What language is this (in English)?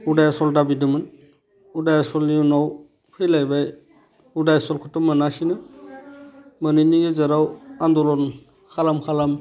Bodo